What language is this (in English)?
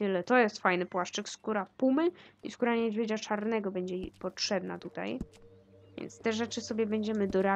Polish